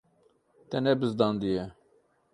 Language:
Kurdish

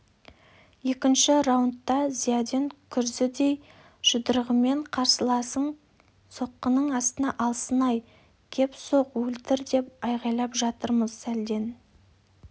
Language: Kazakh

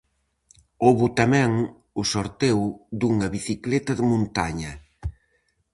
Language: Galician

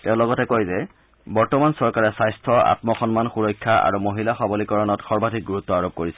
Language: Assamese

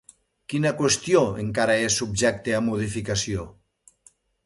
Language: Catalan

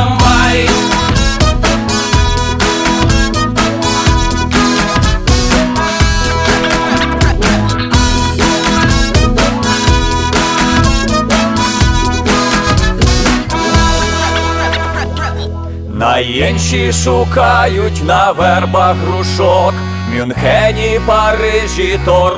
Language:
Ukrainian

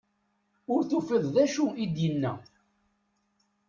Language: Kabyle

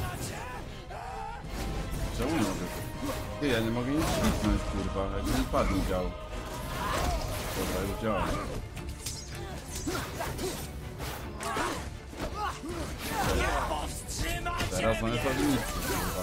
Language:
Polish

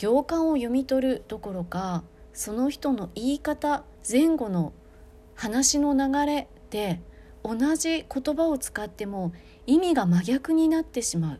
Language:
Japanese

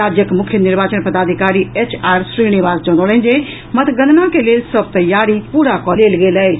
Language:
Maithili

